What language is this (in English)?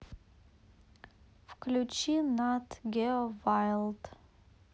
Russian